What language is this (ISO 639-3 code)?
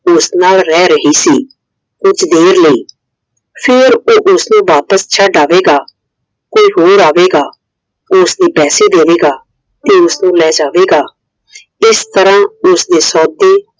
pan